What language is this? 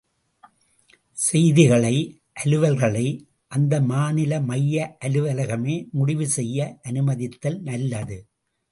Tamil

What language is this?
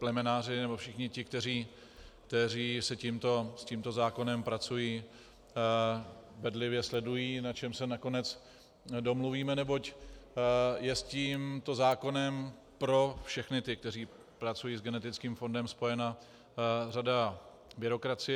Czech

